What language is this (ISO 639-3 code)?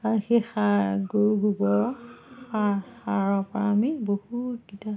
asm